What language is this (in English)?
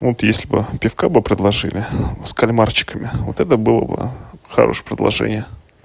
Russian